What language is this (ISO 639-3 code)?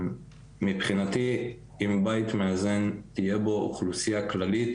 heb